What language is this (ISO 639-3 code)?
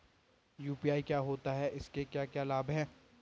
hin